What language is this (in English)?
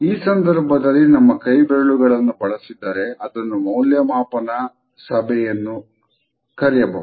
Kannada